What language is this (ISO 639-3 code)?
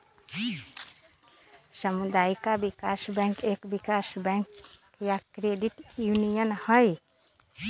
mag